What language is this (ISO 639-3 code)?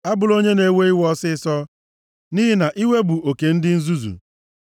ibo